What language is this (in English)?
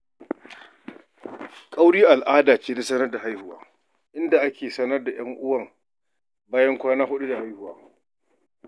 Hausa